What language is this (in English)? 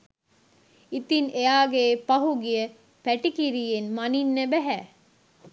Sinhala